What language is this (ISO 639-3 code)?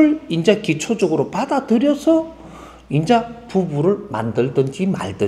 kor